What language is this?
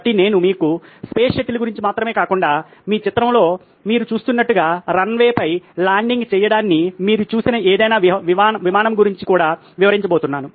Telugu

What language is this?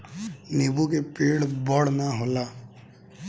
Bhojpuri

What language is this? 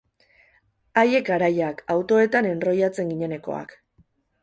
Basque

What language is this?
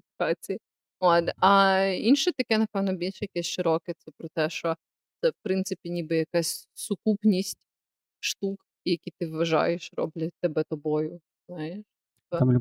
Ukrainian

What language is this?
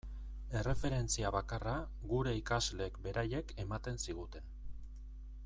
Basque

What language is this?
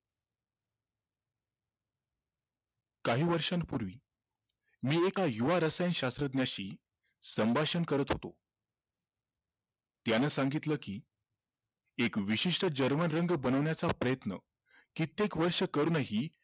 Marathi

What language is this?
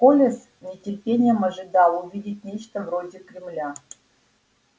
Russian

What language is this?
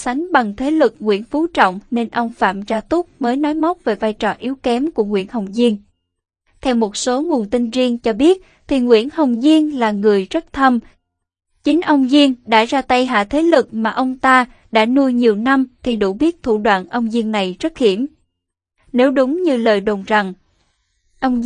Vietnamese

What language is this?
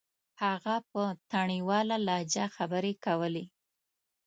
Pashto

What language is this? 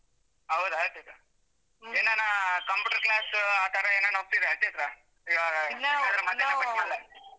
Kannada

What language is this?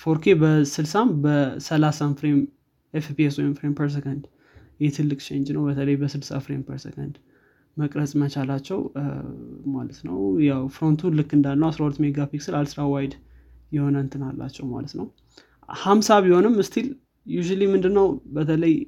Amharic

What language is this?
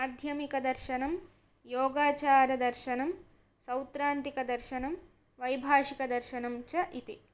Sanskrit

